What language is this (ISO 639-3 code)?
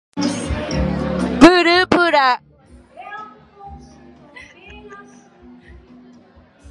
grn